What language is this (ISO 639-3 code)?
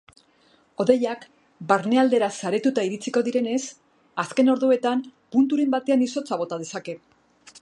eus